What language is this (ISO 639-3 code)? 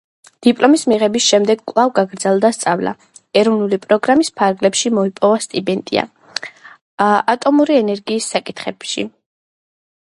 kat